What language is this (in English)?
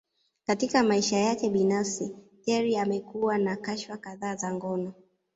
Swahili